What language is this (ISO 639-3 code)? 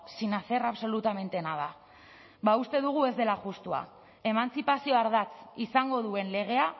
eus